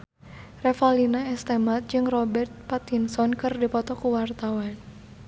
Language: Sundanese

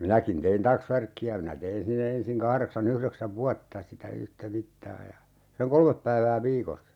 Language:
Finnish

